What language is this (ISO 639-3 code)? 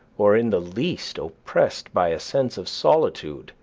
eng